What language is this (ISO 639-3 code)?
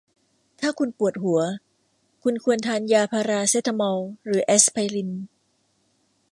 tha